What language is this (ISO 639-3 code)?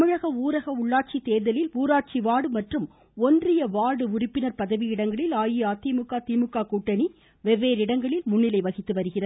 tam